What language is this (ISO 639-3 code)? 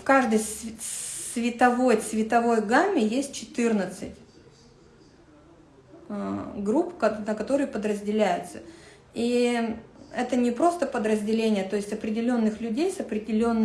rus